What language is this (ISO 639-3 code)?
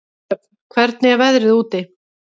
isl